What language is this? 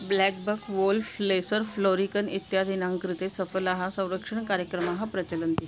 Sanskrit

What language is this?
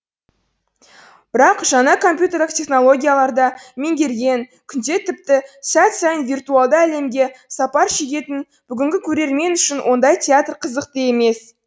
Kazakh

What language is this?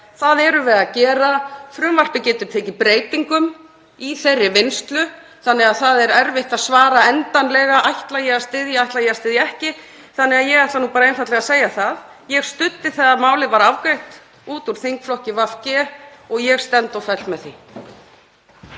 Icelandic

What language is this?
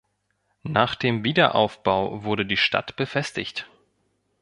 German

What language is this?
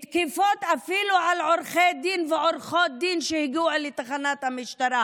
Hebrew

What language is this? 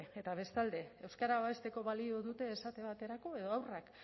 Basque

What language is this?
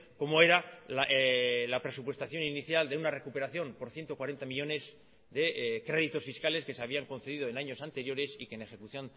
Spanish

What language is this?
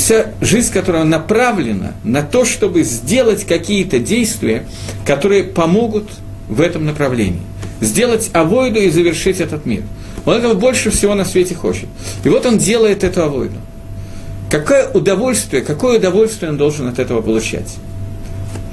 Russian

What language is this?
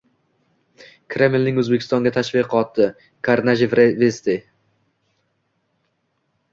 Uzbek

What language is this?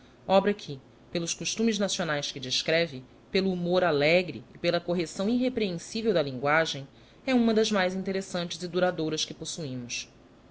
Portuguese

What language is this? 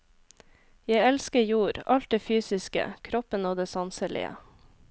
Norwegian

